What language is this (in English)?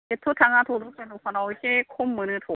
Bodo